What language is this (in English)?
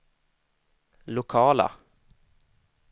Swedish